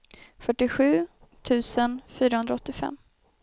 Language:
Swedish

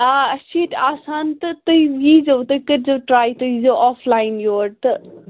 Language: Kashmiri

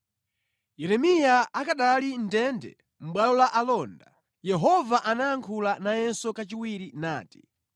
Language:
Nyanja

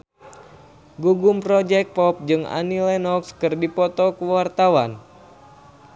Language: Sundanese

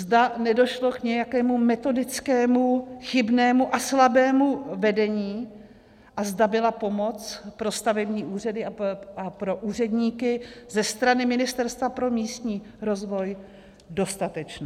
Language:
Czech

